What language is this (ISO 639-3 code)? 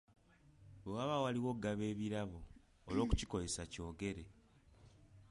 lug